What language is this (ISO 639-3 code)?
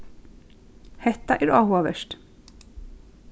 fao